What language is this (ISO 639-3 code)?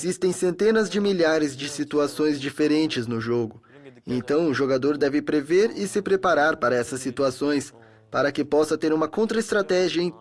por